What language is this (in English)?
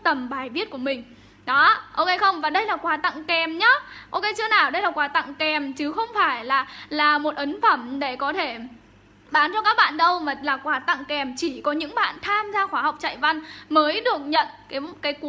Vietnamese